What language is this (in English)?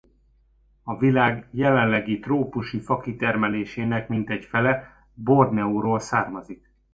Hungarian